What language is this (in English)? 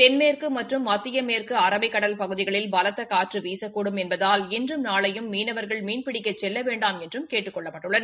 Tamil